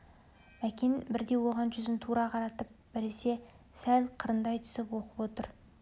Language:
Kazakh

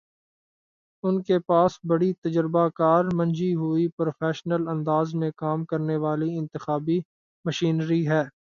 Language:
Urdu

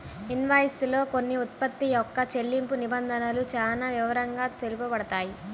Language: Telugu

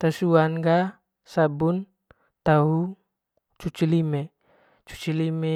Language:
Manggarai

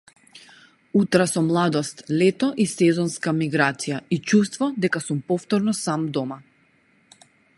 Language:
Macedonian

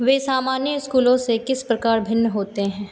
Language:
Hindi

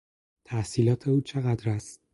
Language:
Persian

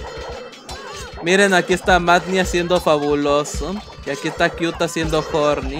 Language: Spanish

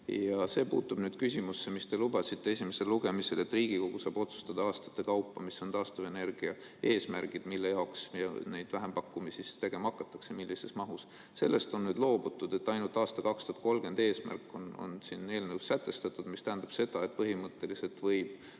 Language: Estonian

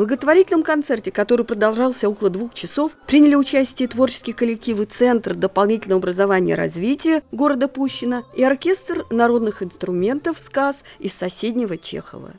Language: Russian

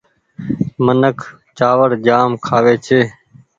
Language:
Goaria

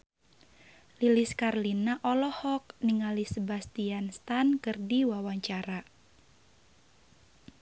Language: Sundanese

